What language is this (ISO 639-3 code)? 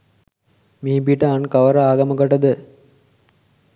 sin